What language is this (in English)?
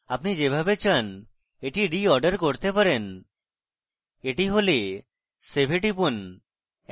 Bangla